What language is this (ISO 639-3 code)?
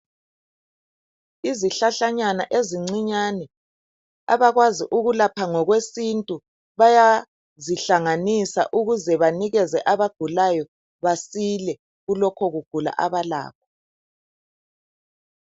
nde